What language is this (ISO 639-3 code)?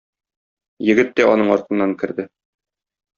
tat